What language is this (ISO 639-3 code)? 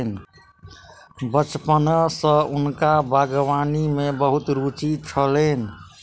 mai